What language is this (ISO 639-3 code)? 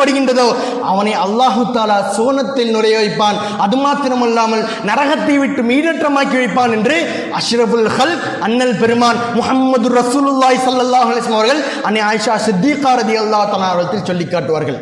tam